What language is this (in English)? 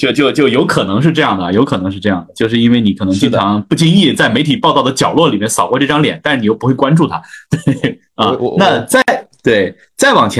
Chinese